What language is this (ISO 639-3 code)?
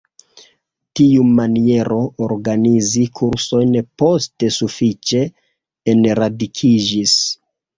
epo